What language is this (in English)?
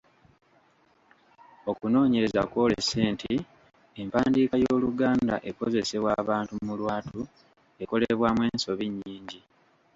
Ganda